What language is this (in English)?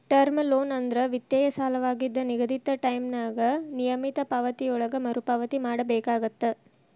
Kannada